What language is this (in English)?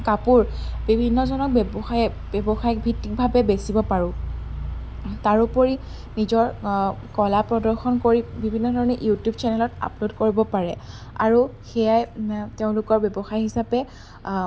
Assamese